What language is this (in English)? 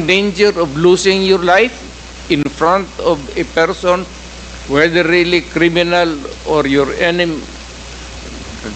Filipino